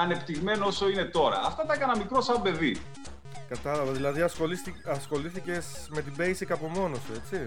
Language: Greek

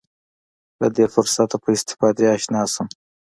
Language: Pashto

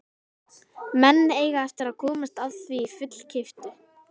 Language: Icelandic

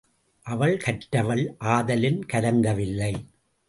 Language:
Tamil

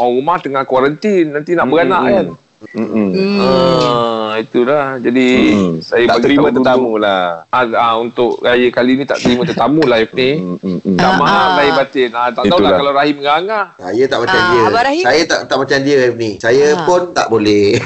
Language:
Malay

